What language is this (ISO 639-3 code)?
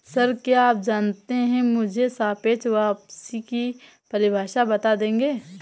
hin